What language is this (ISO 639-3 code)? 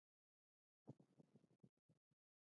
pus